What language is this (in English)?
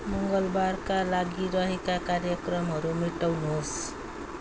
Nepali